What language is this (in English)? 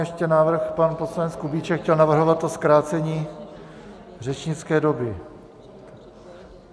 Czech